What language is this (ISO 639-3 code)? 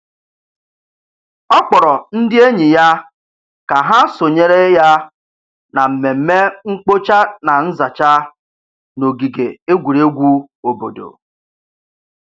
ibo